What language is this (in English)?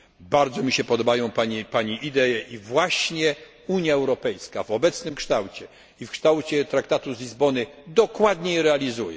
Polish